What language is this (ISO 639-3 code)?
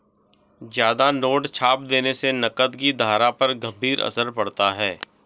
hin